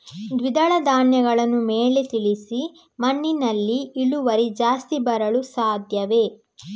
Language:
Kannada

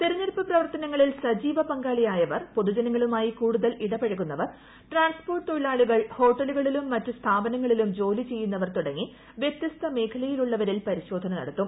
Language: Malayalam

